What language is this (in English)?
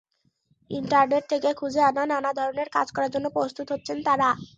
Bangla